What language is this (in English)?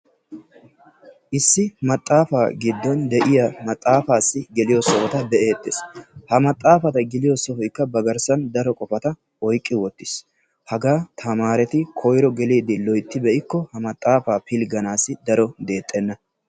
Wolaytta